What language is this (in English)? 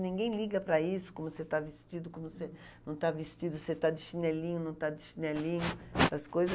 Portuguese